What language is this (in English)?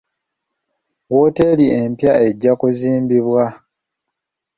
Ganda